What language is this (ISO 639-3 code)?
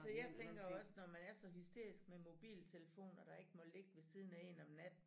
dan